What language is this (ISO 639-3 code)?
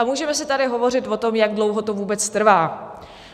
ces